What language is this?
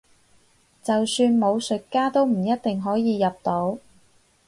Cantonese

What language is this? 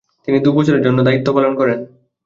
Bangla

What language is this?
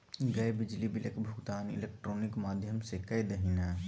Maithili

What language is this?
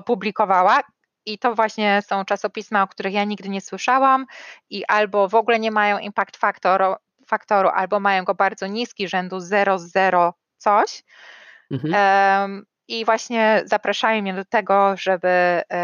Polish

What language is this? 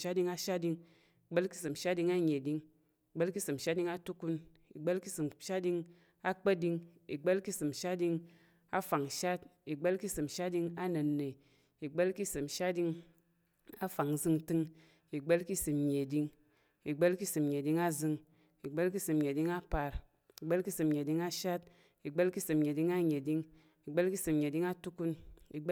Tarok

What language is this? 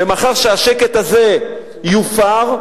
Hebrew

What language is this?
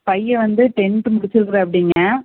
Tamil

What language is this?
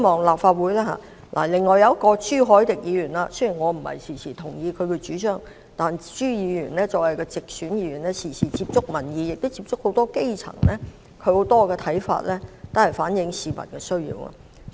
Cantonese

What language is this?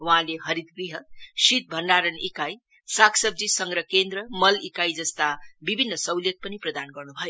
Nepali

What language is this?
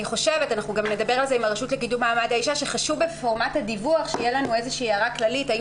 Hebrew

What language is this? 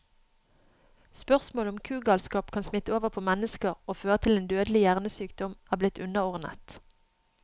Norwegian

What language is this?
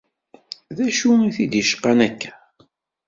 Kabyle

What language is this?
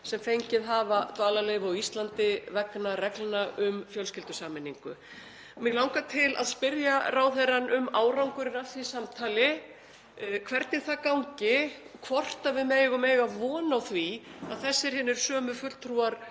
Icelandic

